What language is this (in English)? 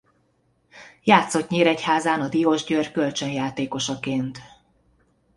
Hungarian